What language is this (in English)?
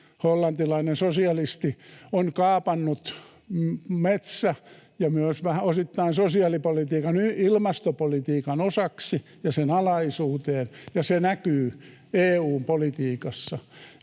Finnish